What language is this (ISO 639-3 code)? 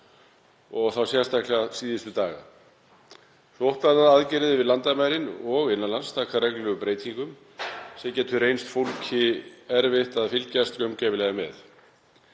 isl